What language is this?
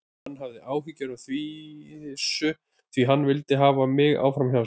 Icelandic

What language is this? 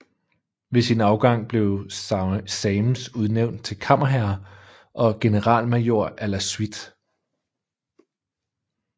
Danish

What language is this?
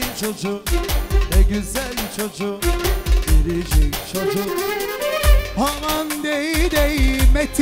Turkish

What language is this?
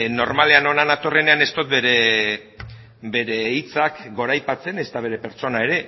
Basque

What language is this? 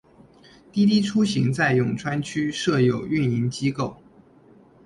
Chinese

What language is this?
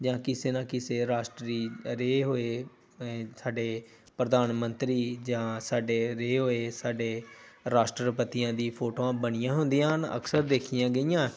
Punjabi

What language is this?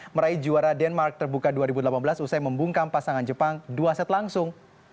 Indonesian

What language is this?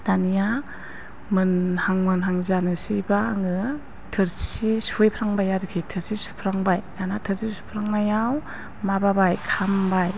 Bodo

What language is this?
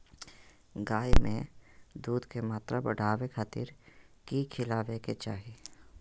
Magahi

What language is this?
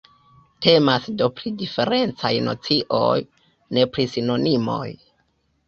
Esperanto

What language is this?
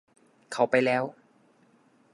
Thai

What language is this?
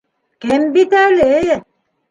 Bashkir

